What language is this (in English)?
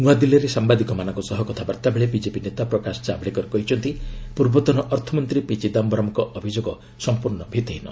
Odia